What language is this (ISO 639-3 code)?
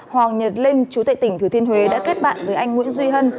vie